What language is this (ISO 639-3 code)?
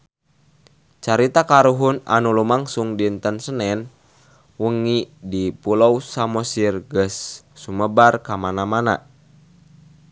sun